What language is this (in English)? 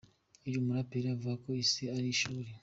Kinyarwanda